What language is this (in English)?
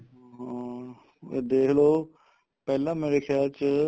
Punjabi